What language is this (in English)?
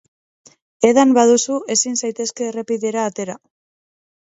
Basque